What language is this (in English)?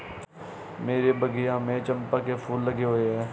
Hindi